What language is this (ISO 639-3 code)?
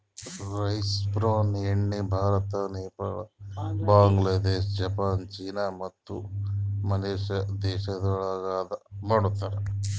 kan